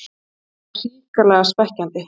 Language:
Icelandic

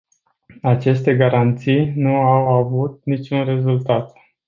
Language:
Romanian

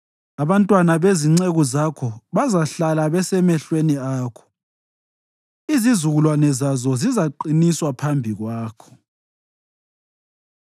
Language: North Ndebele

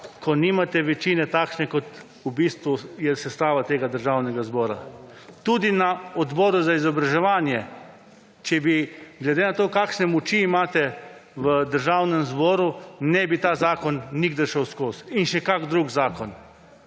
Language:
Slovenian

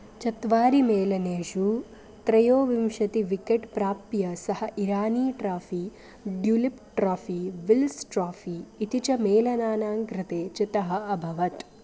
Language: Sanskrit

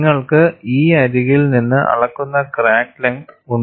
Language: Malayalam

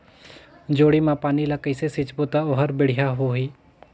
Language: Chhattisgarhi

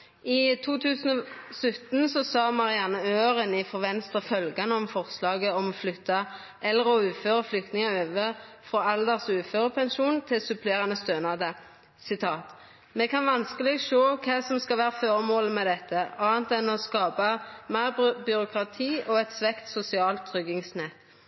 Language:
Norwegian Nynorsk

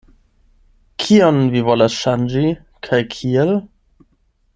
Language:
Esperanto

